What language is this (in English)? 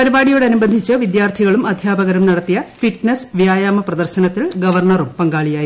Malayalam